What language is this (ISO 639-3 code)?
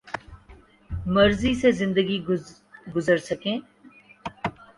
urd